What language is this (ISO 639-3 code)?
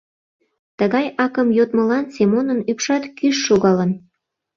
chm